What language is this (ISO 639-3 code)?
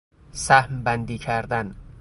fas